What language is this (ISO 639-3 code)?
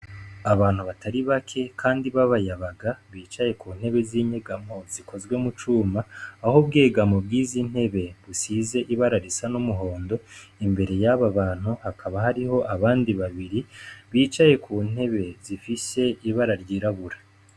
run